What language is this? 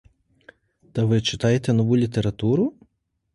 Ukrainian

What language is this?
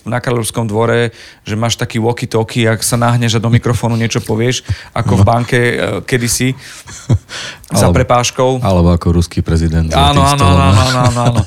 Slovak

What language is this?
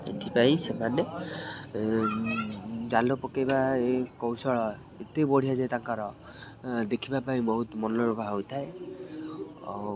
Odia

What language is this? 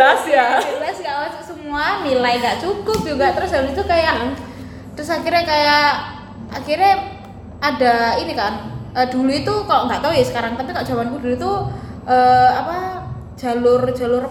Indonesian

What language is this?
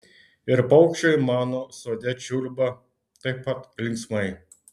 Lithuanian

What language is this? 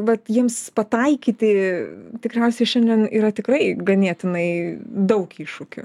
Lithuanian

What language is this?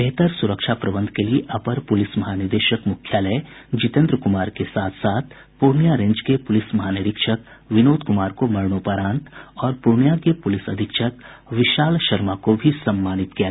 Hindi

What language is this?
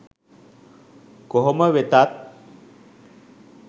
Sinhala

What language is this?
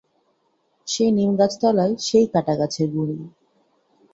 Bangla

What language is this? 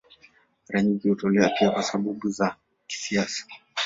Swahili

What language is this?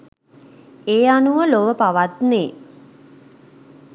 Sinhala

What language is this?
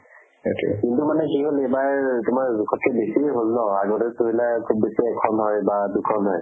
Assamese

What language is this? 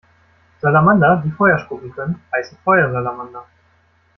German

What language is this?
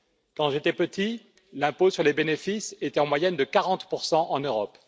French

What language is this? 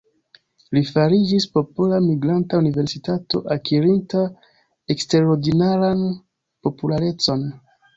Esperanto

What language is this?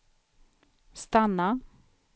Swedish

